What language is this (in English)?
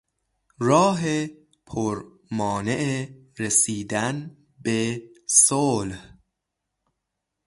Persian